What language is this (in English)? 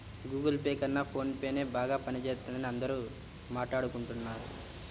Telugu